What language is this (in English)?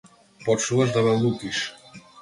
Macedonian